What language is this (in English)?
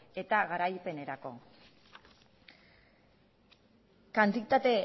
Basque